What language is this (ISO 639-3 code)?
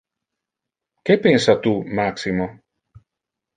ina